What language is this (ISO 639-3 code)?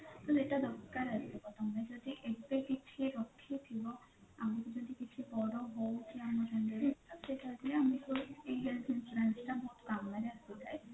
ori